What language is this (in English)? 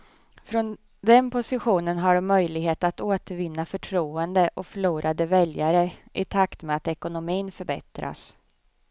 Swedish